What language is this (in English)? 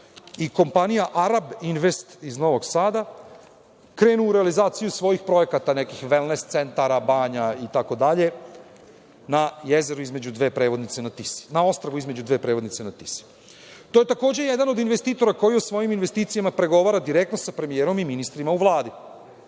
Serbian